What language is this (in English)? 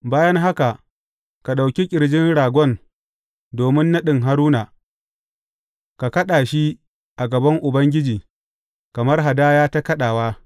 Hausa